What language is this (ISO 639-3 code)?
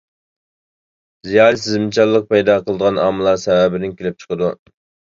uig